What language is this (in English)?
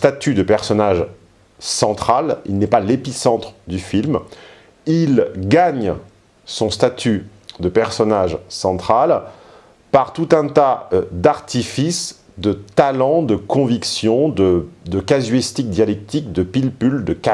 French